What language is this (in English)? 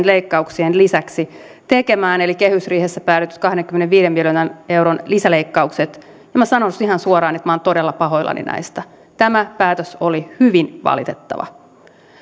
Finnish